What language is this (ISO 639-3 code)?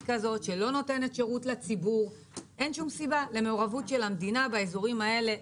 heb